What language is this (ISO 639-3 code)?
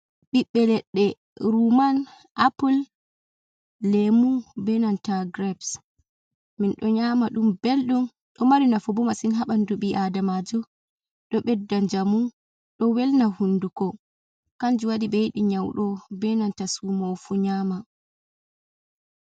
ful